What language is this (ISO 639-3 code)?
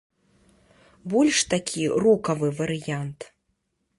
bel